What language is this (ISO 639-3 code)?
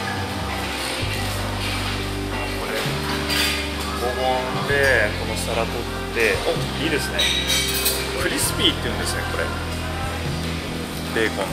jpn